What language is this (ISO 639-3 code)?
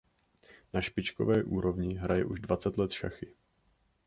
ces